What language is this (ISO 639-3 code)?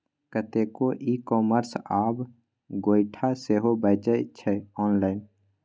mai